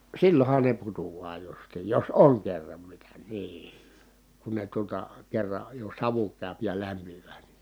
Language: Finnish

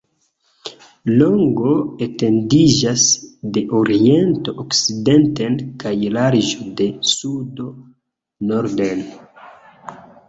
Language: Esperanto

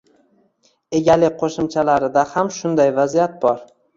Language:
Uzbek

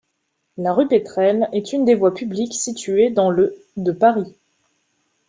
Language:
French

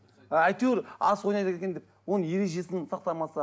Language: Kazakh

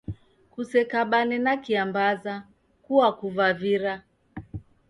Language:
Taita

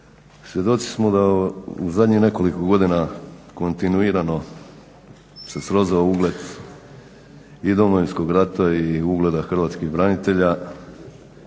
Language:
Croatian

